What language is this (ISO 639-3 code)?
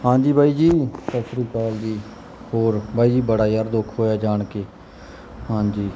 pan